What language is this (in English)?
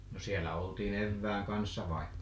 Finnish